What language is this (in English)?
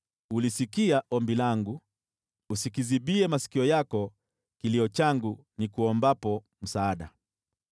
Swahili